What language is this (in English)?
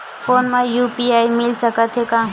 Chhattisgarhi